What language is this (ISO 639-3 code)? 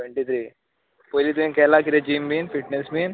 kok